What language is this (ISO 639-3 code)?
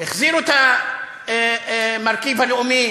heb